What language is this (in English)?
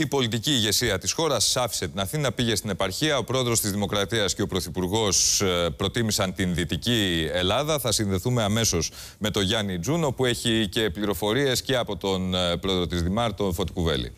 Greek